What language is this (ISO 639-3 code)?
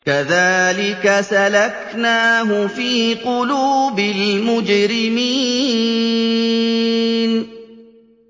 ara